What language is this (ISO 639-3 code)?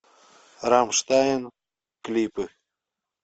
rus